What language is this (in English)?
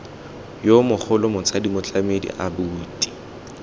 Tswana